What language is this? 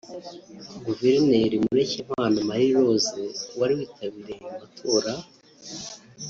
Kinyarwanda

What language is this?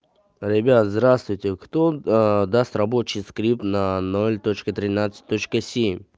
Russian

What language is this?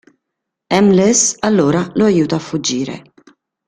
Italian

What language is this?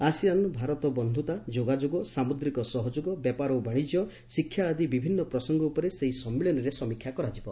Odia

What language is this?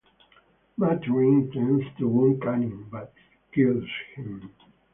English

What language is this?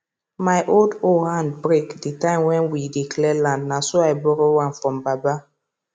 Nigerian Pidgin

